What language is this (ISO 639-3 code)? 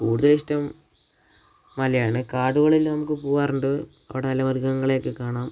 mal